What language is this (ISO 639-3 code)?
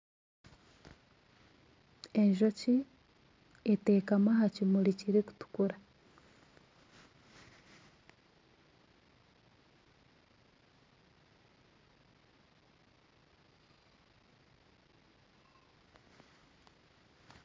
nyn